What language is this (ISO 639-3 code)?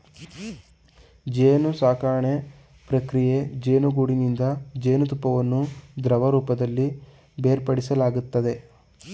kan